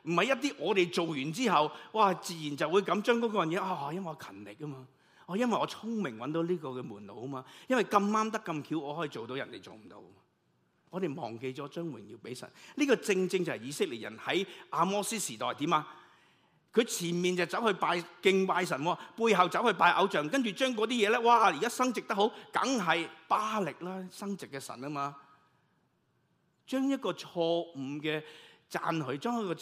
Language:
Chinese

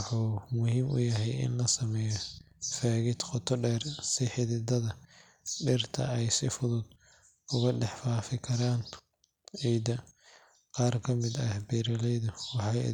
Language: Somali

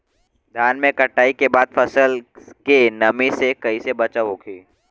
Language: Bhojpuri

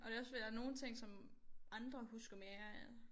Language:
Danish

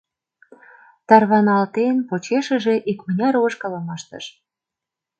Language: Mari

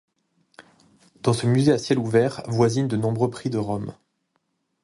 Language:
French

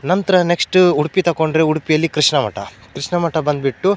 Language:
Kannada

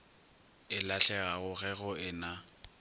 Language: Northern Sotho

